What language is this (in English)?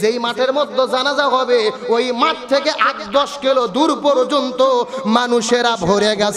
Arabic